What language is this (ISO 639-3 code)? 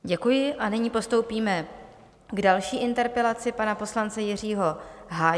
ces